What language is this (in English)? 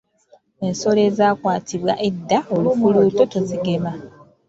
Ganda